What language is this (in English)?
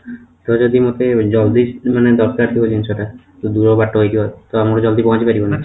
Odia